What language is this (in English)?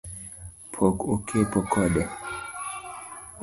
Luo (Kenya and Tanzania)